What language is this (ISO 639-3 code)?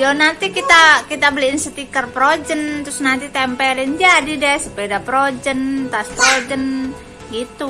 ind